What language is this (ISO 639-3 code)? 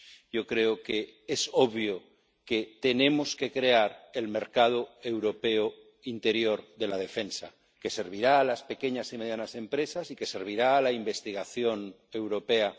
spa